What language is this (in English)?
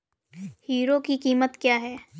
Hindi